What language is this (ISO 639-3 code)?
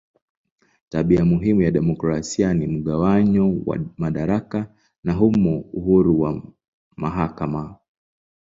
swa